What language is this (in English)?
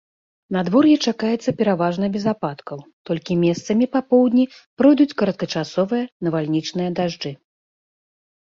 Belarusian